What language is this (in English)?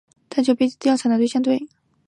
Chinese